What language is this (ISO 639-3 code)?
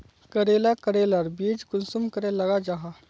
mag